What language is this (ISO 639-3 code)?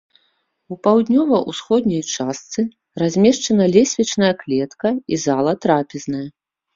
bel